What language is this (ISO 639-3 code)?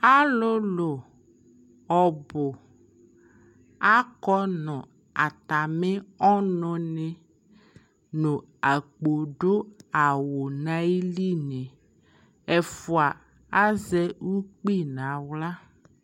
kpo